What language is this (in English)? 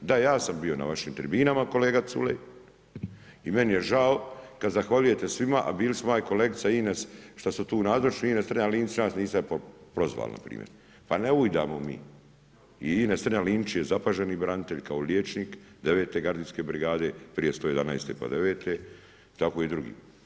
Croatian